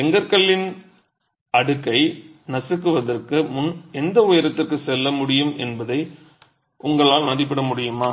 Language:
Tamil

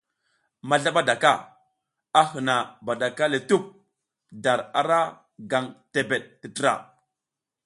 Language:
South Giziga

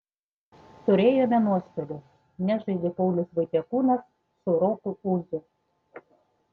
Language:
Lithuanian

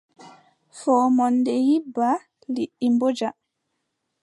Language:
Adamawa Fulfulde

